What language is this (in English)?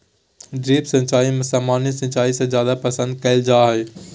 Magahi